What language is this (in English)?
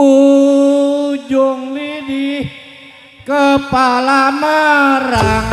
Indonesian